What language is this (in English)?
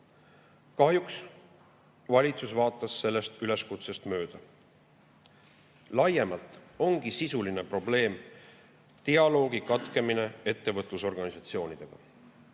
Estonian